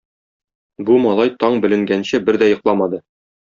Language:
Tatar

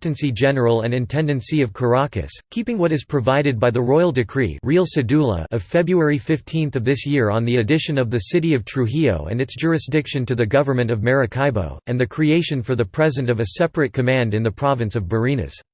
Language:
English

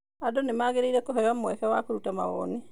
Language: Kikuyu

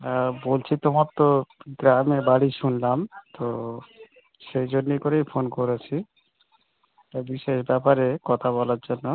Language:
Bangla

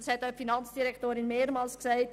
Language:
Swiss German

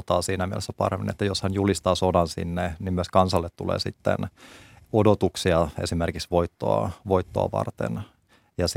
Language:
Finnish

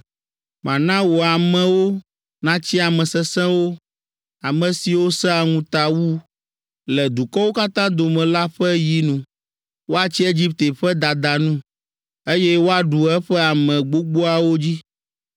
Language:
Ewe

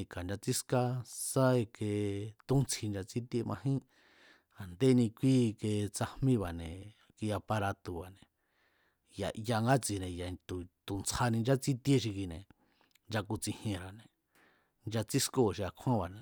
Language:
Mazatlán Mazatec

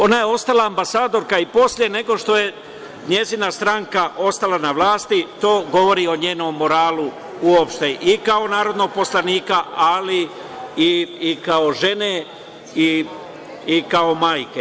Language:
Serbian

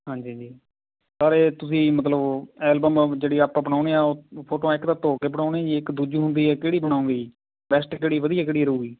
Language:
Punjabi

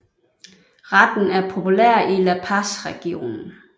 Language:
Danish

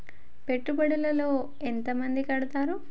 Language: Telugu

